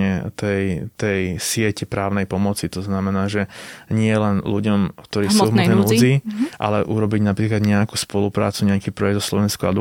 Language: Slovak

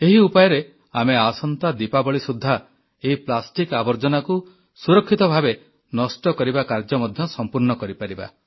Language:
Odia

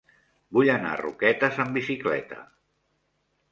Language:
Catalan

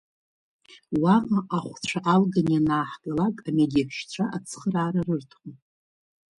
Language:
Abkhazian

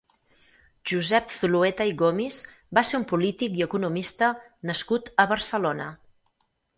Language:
Catalan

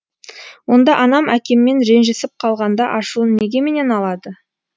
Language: Kazakh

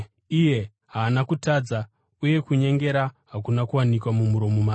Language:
Shona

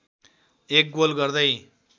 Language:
Nepali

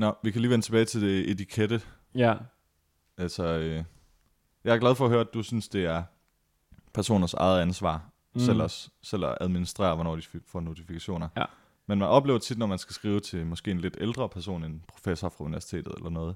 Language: Danish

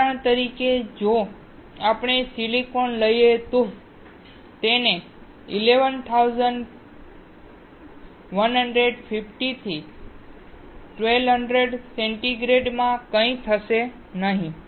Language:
Gujarati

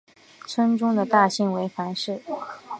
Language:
Chinese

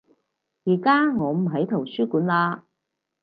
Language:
Cantonese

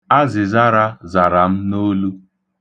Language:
Igbo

